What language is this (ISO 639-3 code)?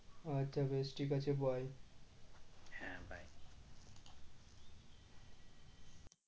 ben